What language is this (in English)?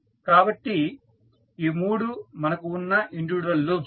Telugu